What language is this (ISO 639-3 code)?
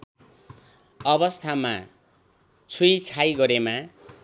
nep